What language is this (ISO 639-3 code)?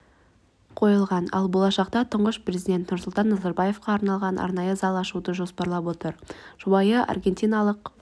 kaz